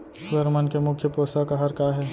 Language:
Chhattisgarhi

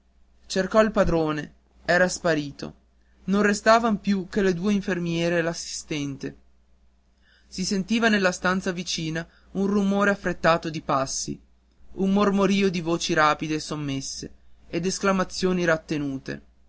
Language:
Italian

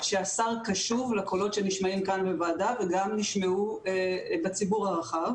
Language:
Hebrew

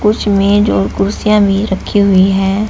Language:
Hindi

